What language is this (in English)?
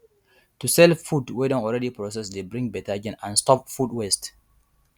Nigerian Pidgin